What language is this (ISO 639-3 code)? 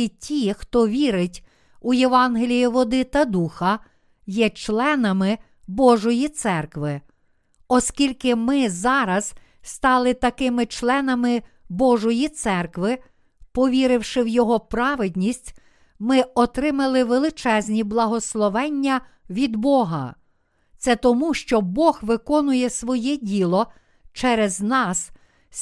ukr